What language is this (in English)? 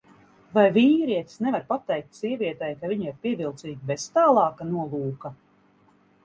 Latvian